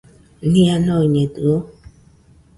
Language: Nüpode Huitoto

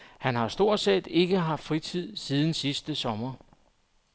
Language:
Danish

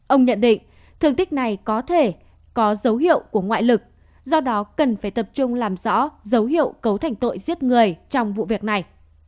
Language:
Vietnamese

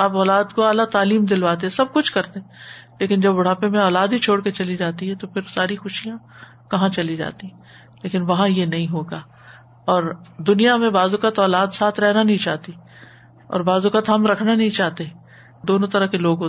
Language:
Urdu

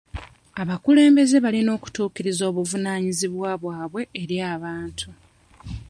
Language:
Ganda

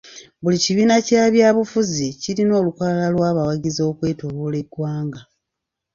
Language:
Ganda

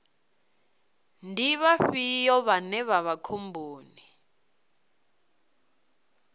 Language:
Venda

